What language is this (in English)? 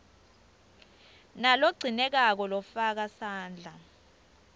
Swati